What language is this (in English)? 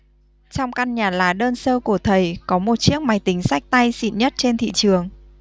Vietnamese